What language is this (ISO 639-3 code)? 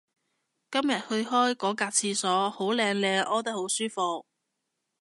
yue